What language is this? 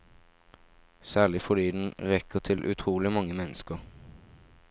Norwegian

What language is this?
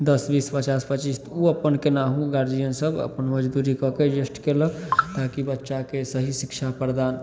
Maithili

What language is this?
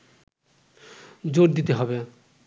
Bangla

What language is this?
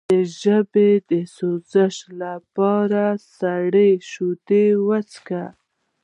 Pashto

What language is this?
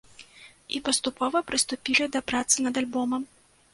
Belarusian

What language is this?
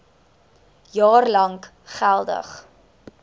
Afrikaans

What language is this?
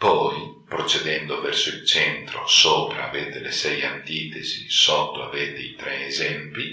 Italian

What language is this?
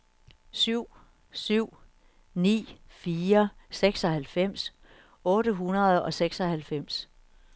Danish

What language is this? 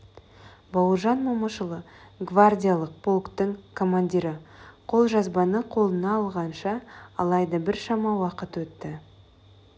Kazakh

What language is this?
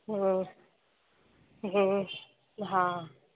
Sindhi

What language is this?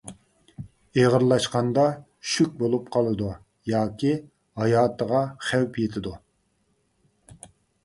Uyghur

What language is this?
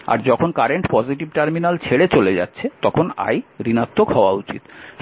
Bangla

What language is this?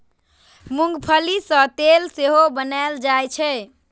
Maithili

